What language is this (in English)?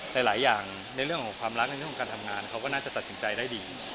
Thai